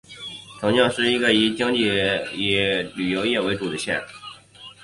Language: Chinese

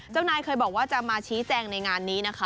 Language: Thai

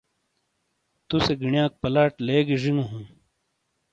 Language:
Shina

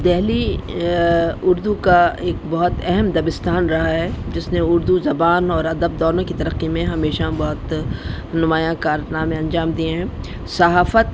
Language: Urdu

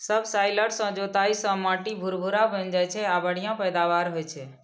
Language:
Maithili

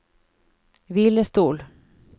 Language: Norwegian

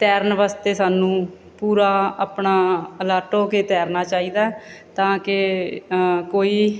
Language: Punjabi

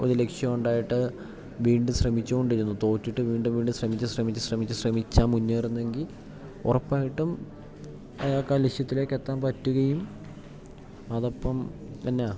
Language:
Malayalam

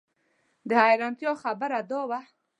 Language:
Pashto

